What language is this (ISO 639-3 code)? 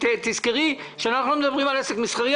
heb